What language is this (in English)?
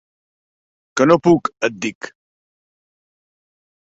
Catalan